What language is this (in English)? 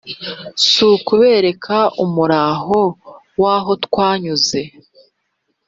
Kinyarwanda